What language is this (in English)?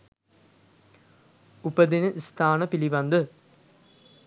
Sinhala